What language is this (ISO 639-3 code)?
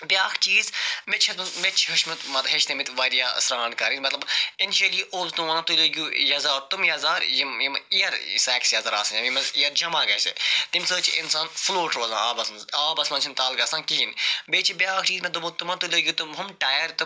kas